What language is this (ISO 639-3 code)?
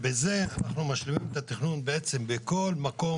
heb